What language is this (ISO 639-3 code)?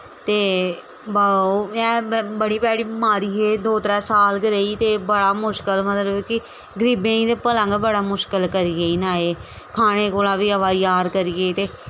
doi